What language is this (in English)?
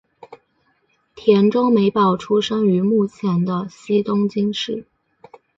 Chinese